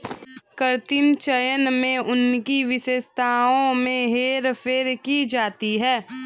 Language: Hindi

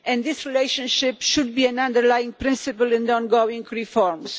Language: English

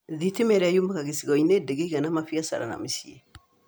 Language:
Kikuyu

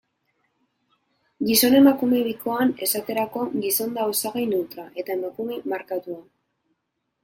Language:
Basque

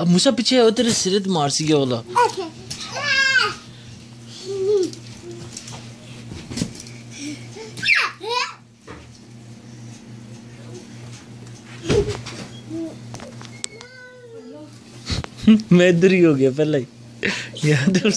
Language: Italian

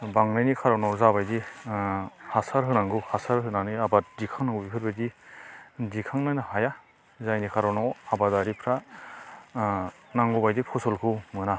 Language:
Bodo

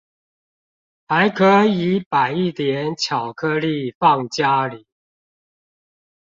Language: Chinese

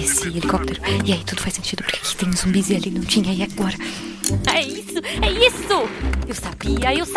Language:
Portuguese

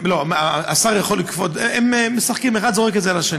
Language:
Hebrew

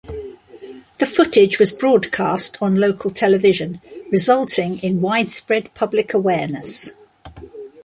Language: English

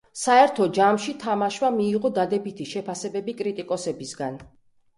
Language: Georgian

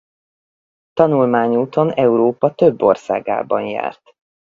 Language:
Hungarian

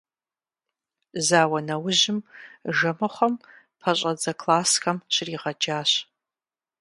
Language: Kabardian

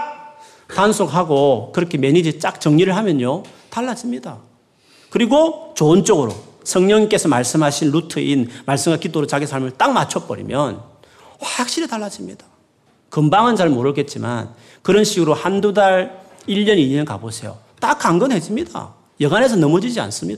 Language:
Korean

